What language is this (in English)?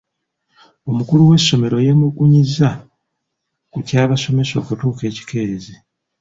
Ganda